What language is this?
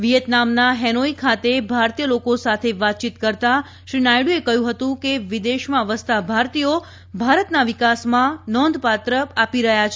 Gujarati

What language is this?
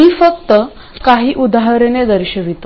Marathi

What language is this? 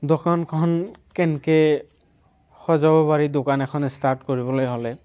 Assamese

